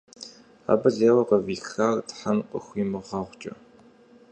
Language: Kabardian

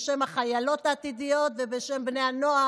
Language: Hebrew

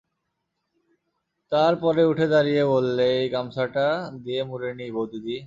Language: Bangla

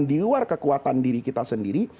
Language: Indonesian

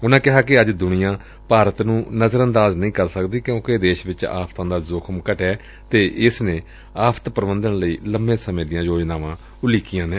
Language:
Punjabi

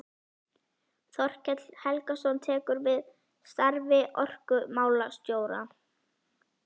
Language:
Icelandic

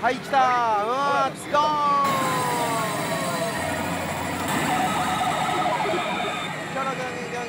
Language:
Japanese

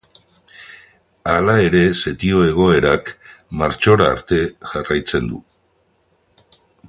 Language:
Basque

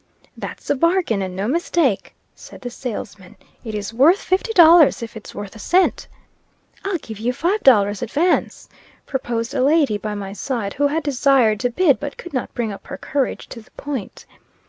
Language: English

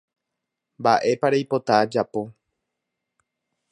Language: Guarani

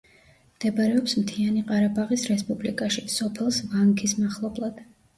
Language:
Georgian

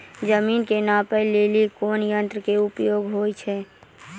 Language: Maithili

